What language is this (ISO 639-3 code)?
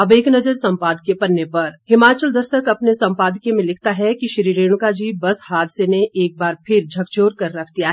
hin